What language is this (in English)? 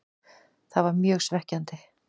Icelandic